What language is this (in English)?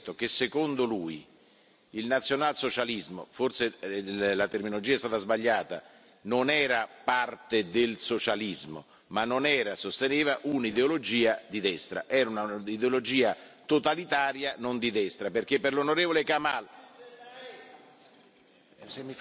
Italian